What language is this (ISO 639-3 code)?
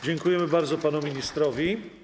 pol